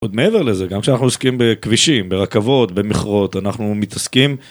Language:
Hebrew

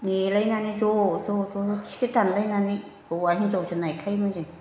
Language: Bodo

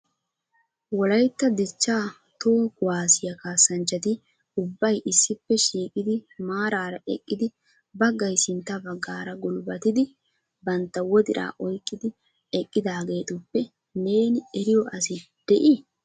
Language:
Wolaytta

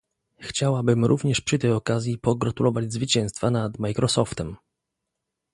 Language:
Polish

